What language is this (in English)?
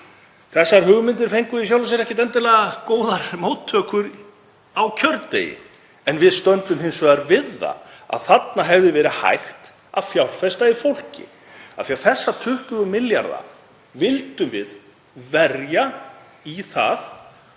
Icelandic